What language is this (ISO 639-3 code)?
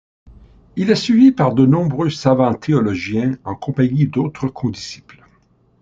fra